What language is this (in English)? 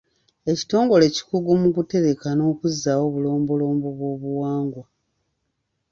Ganda